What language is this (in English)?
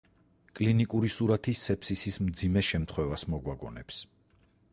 Georgian